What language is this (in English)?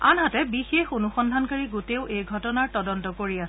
Assamese